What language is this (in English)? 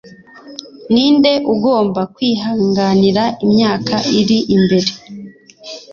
Kinyarwanda